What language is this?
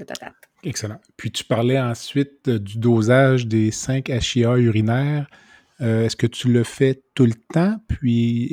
French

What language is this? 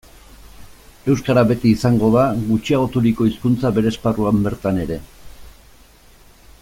Basque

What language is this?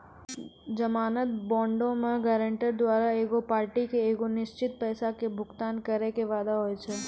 Maithili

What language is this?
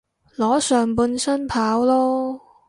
Cantonese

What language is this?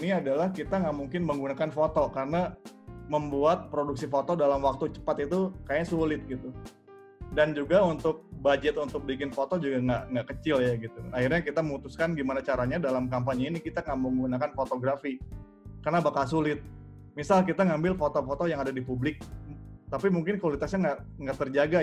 Indonesian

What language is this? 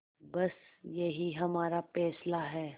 Hindi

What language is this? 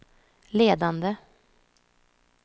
Swedish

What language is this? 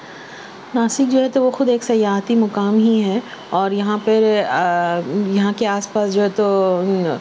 Urdu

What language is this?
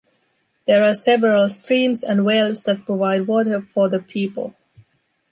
English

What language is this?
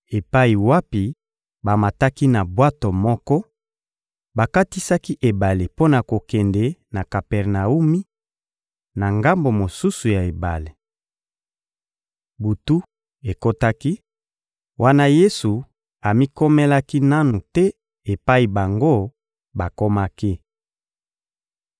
Lingala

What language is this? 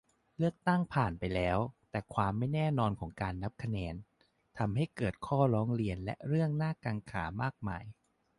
Thai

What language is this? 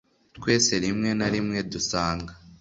Kinyarwanda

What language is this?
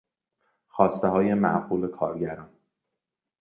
Persian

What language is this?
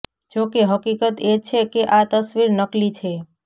Gujarati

